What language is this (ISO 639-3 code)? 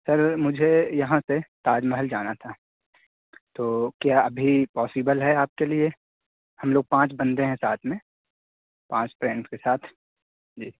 urd